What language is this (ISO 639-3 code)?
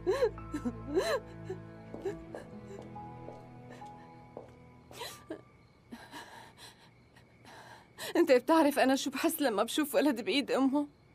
ara